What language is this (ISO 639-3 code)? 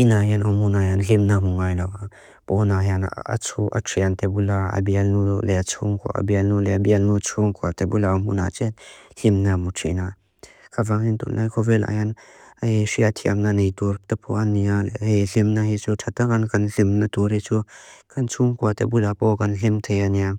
lus